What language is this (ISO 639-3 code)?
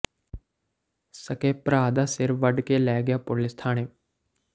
pan